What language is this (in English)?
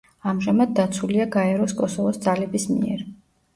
Georgian